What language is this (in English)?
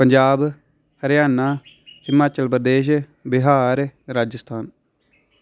Dogri